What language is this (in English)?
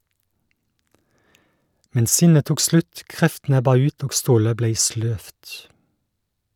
Norwegian